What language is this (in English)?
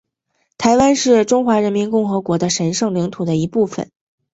Chinese